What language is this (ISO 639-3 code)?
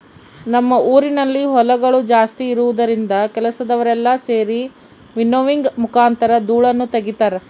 kan